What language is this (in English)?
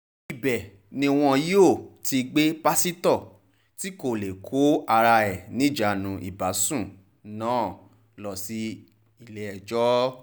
Yoruba